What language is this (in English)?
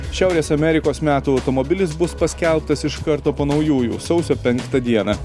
Lithuanian